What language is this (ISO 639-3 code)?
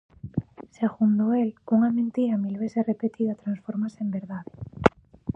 glg